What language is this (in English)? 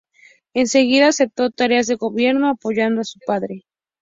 Spanish